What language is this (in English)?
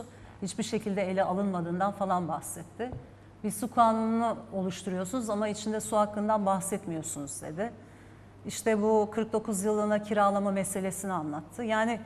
Turkish